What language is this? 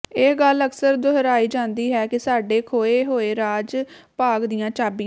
Punjabi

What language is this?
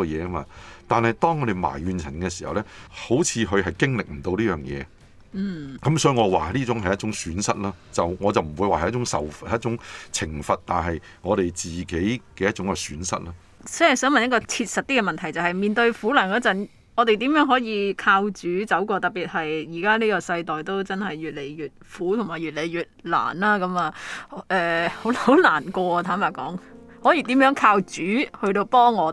Chinese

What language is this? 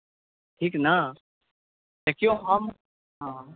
Maithili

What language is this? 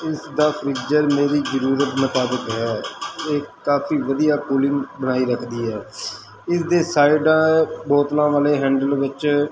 Punjabi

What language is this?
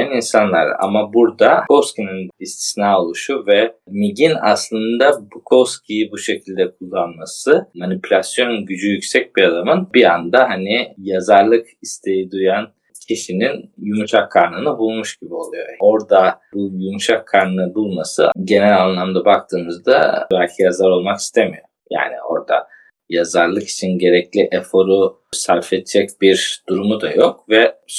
Turkish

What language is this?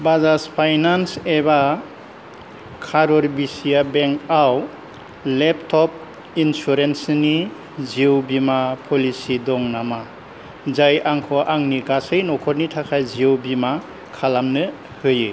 Bodo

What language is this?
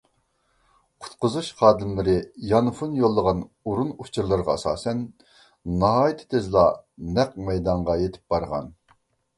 Uyghur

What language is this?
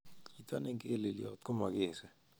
Kalenjin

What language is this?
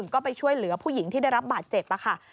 Thai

